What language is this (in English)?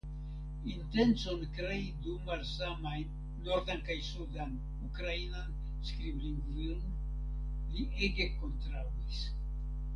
Esperanto